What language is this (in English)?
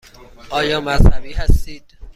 Persian